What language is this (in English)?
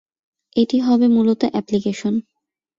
Bangla